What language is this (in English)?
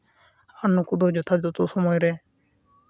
Santali